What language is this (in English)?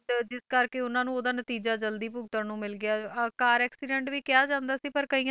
Punjabi